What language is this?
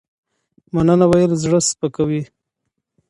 Pashto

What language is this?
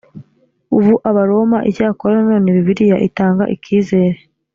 Kinyarwanda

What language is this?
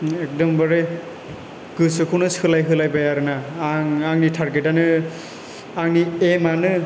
Bodo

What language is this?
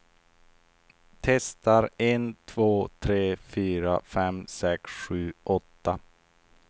Swedish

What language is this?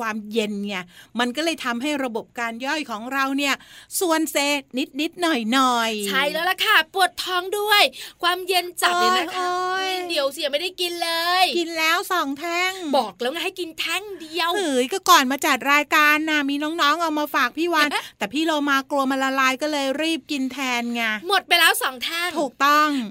Thai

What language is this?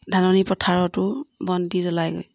Assamese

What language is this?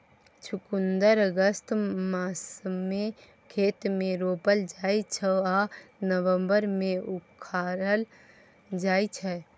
Maithili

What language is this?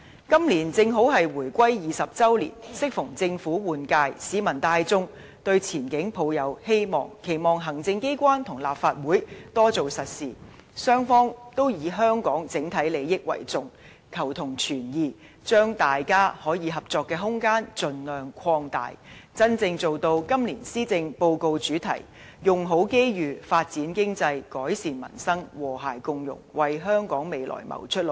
Cantonese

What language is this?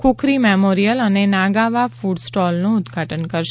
Gujarati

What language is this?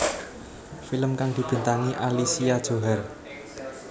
Javanese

